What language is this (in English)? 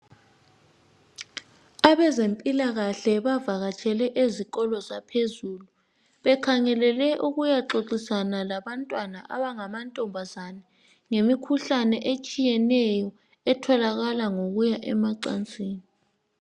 North Ndebele